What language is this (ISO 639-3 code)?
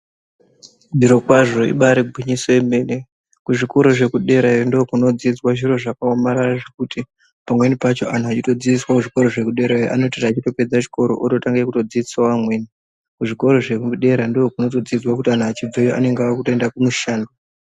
ndc